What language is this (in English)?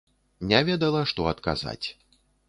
Belarusian